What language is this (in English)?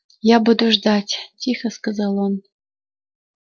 Russian